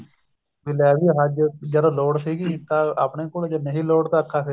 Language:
Punjabi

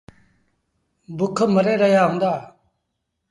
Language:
Sindhi Bhil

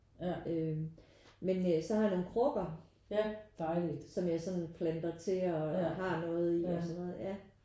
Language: Danish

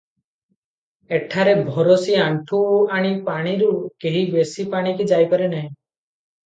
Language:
Odia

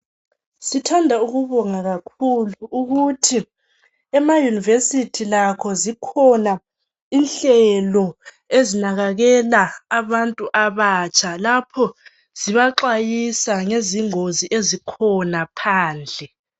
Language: North Ndebele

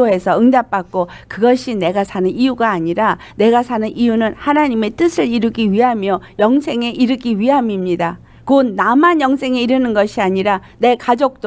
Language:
Korean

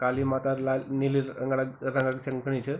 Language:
Garhwali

